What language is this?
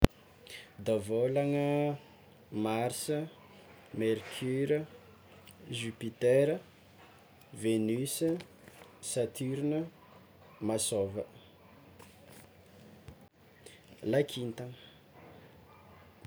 Tsimihety Malagasy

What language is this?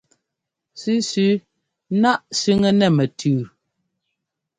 Ngomba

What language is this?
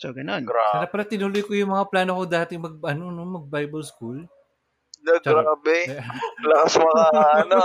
Filipino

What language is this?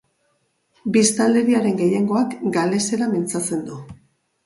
Basque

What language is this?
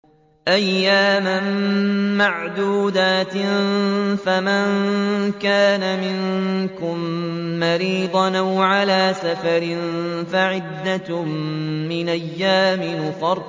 Arabic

